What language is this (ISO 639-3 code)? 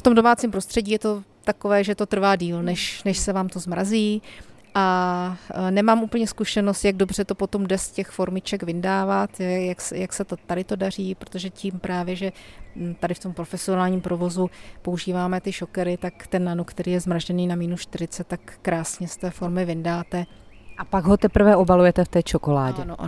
ces